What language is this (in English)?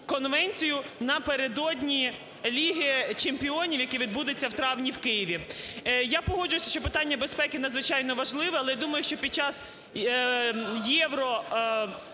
Ukrainian